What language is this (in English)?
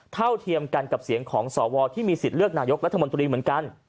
Thai